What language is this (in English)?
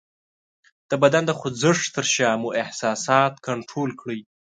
Pashto